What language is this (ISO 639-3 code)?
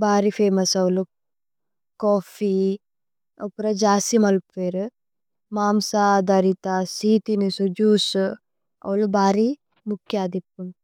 tcy